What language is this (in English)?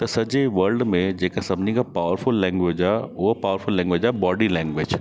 Sindhi